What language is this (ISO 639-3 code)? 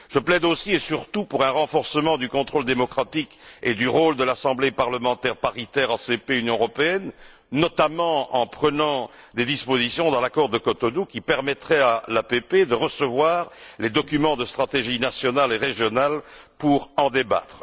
fra